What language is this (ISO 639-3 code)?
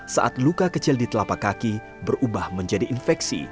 ind